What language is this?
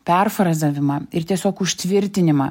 Lithuanian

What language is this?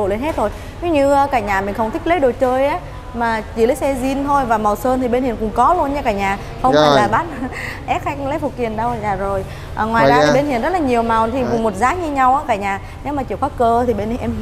Vietnamese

